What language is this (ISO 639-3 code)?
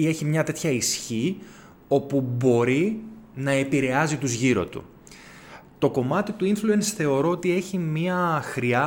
ell